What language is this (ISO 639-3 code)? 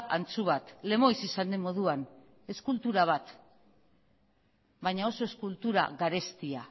eus